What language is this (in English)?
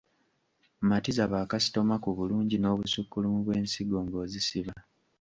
Ganda